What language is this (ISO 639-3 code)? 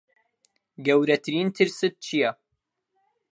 ckb